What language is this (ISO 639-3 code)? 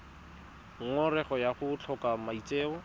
tsn